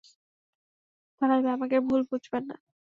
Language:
Bangla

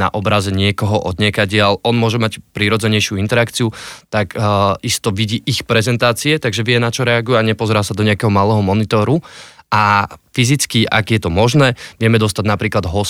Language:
Slovak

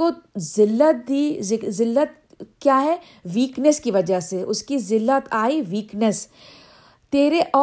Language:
Urdu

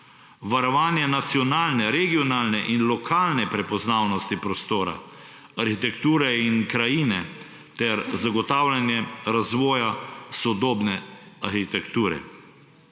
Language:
Slovenian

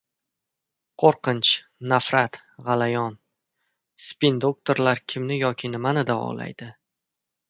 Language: Uzbek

